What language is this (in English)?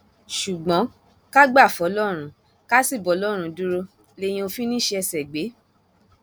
Yoruba